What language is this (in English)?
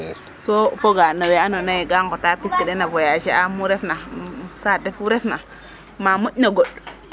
Serer